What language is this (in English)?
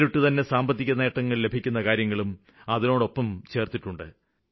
Malayalam